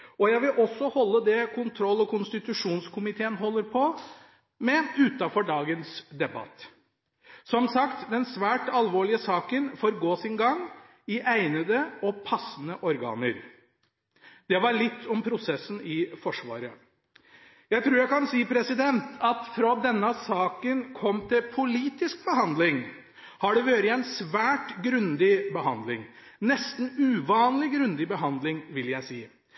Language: Norwegian Bokmål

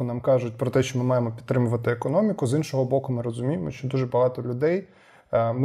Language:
Ukrainian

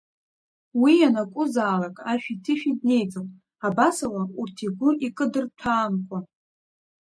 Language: Abkhazian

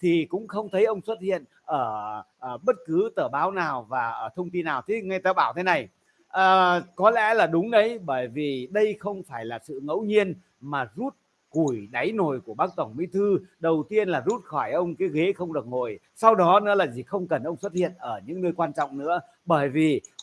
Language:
Vietnamese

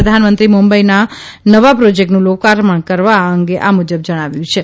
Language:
Gujarati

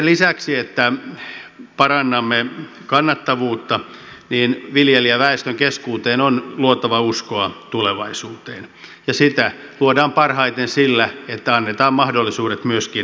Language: Finnish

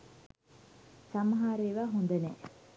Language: Sinhala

